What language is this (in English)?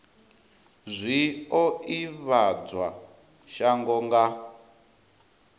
Venda